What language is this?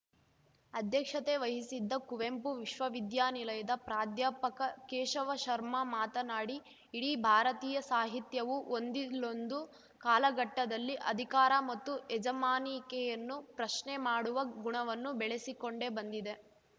Kannada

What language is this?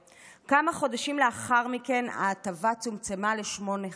Hebrew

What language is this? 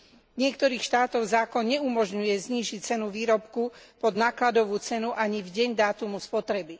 Slovak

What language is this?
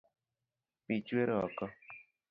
Luo (Kenya and Tanzania)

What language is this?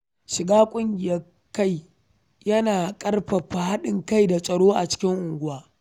Hausa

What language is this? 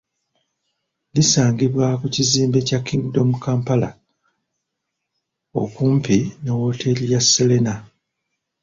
Ganda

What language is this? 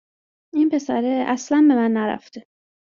Persian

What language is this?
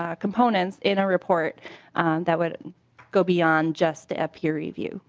English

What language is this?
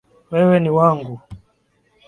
Swahili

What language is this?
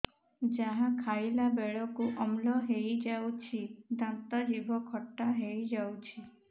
Odia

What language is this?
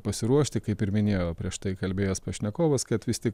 Lithuanian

